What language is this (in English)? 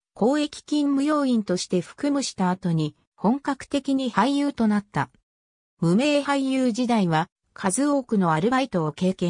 Japanese